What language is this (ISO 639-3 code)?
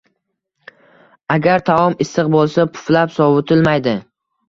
uzb